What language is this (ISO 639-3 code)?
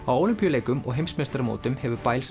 isl